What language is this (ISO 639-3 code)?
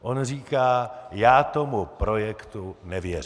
ces